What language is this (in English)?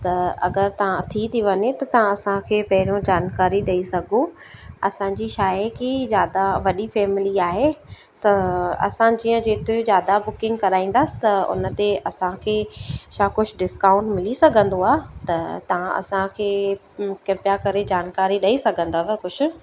Sindhi